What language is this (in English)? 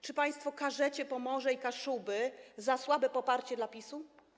Polish